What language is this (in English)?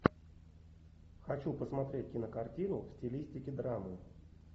Russian